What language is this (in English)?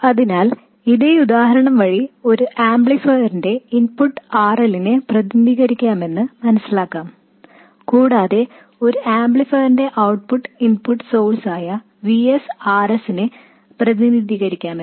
Malayalam